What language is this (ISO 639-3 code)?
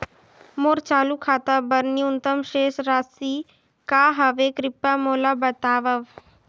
hne